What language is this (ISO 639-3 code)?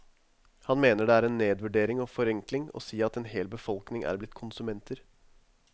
nor